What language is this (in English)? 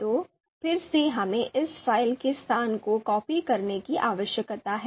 Hindi